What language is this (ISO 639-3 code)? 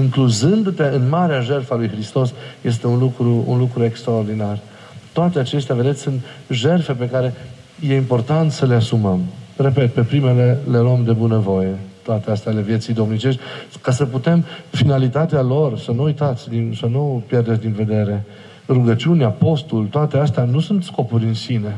ron